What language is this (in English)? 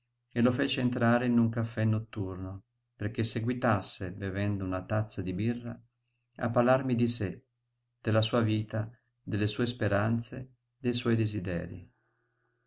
Italian